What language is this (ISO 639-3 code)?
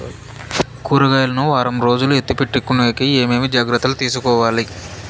tel